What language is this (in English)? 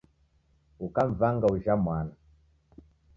Taita